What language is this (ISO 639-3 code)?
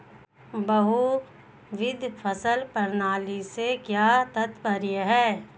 hin